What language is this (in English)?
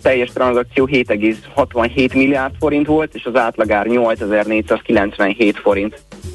Hungarian